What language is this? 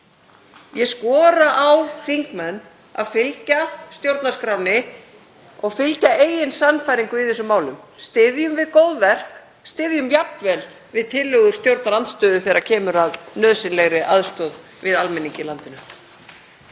Icelandic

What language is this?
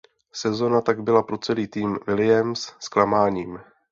Czech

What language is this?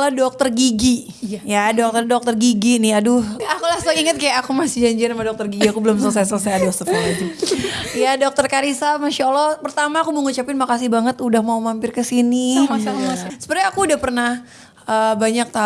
Indonesian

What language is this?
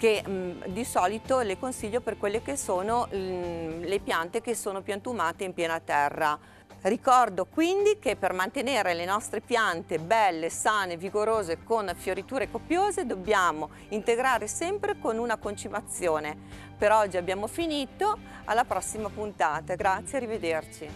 Italian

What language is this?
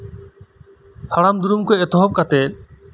Santali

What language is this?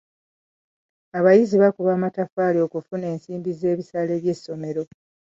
Ganda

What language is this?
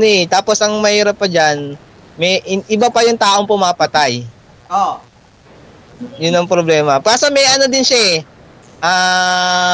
Filipino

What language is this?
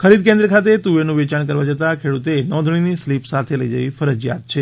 Gujarati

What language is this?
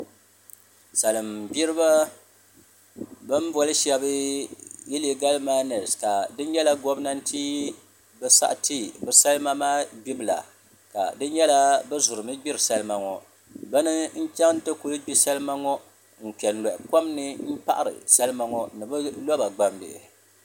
Dagbani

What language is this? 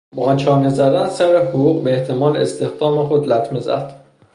Persian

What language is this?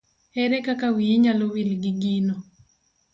Luo (Kenya and Tanzania)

